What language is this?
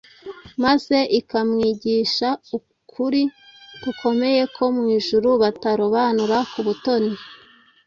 Kinyarwanda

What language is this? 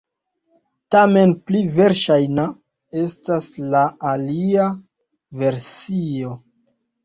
Esperanto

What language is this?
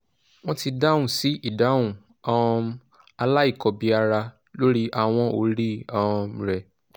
Yoruba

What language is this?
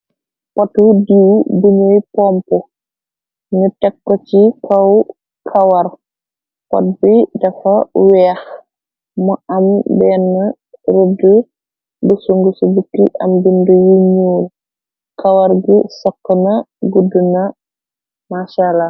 Wolof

